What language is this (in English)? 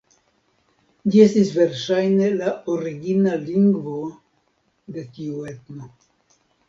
Esperanto